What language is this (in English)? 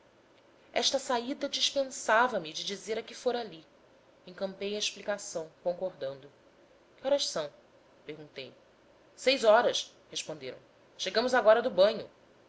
Portuguese